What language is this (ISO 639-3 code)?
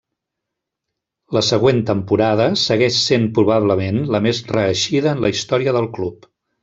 cat